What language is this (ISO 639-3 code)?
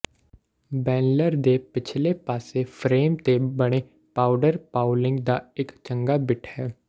pan